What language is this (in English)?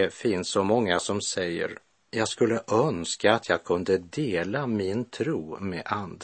Swedish